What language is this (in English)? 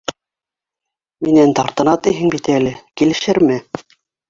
Bashkir